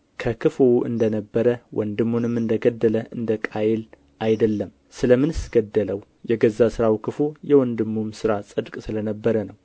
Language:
Amharic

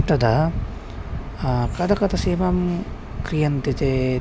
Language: Sanskrit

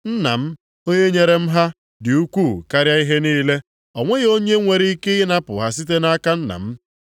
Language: Igbo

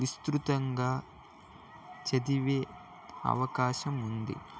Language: Telugu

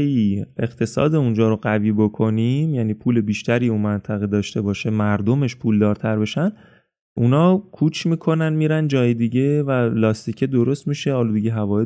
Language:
Persian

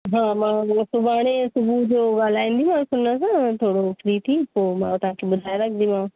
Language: Sindhi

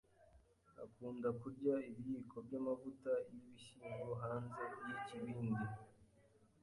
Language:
Kinyarwanda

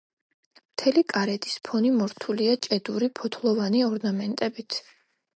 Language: Georgian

